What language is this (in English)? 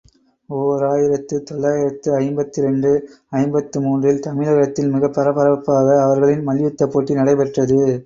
Tamil